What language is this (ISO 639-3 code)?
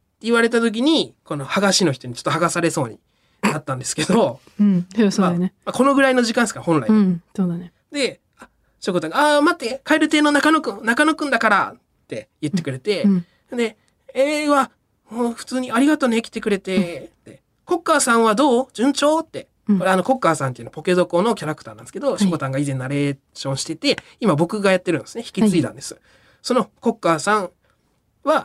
jpn